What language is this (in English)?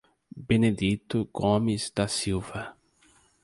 Portuguese